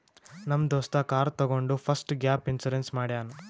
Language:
Kannada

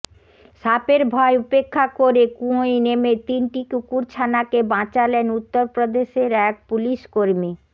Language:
Bangla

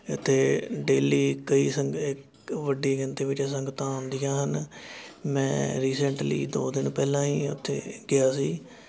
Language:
Punjabi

